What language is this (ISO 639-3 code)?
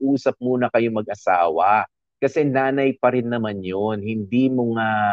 fil